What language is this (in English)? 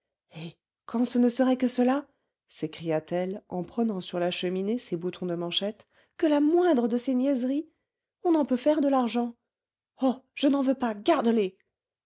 French